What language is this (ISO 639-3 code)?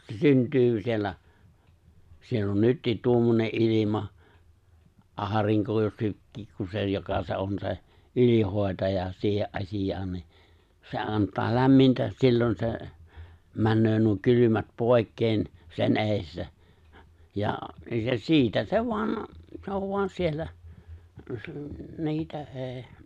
fin